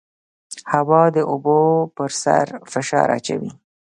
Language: Pashto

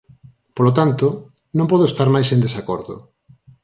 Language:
Galician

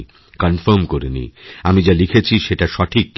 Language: Bangla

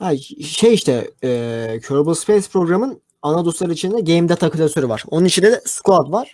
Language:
Turkish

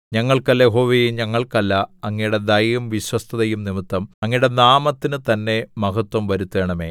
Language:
Malayalam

